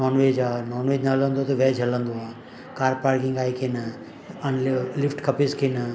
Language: Sindhi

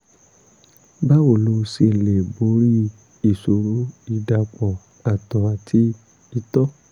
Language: Yoruba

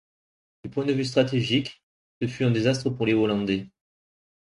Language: French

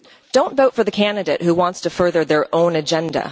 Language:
English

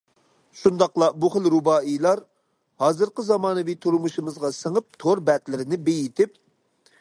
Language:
Uyghur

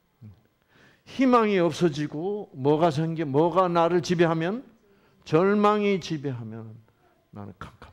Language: Korean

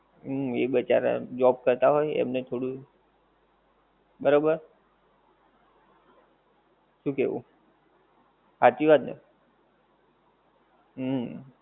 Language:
Gujarati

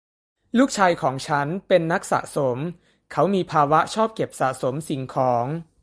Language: Thai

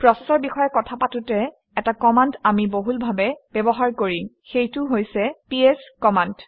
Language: Assamese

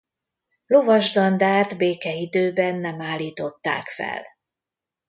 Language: Hungarian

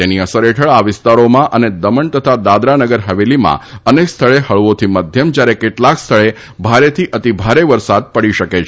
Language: Gujarati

